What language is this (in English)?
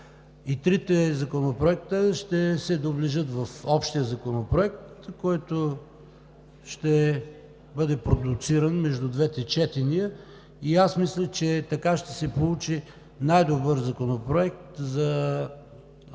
Bulgarian